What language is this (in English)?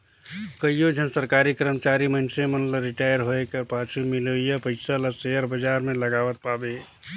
Chhattisgarhi